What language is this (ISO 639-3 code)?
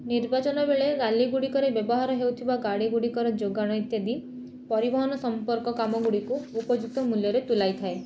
ori